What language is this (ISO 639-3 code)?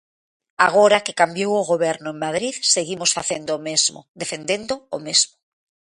glg